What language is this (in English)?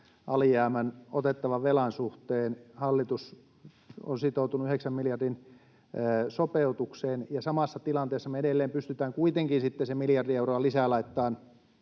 Finnish